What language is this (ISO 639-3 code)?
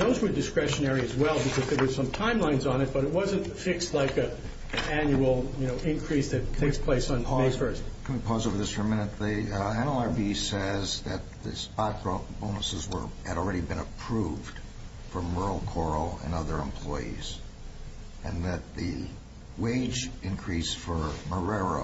eng